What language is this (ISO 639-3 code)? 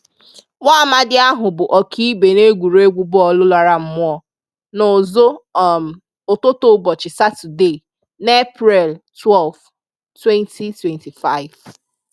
ibo